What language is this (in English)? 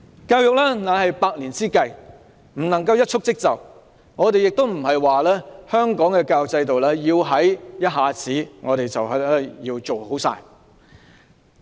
Cantonese